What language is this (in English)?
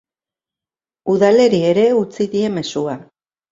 Basque